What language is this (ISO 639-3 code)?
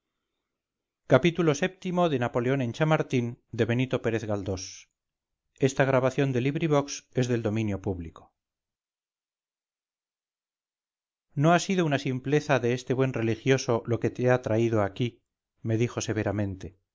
spa